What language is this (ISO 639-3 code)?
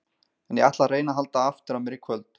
isl